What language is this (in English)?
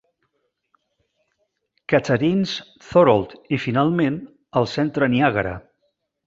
Catalan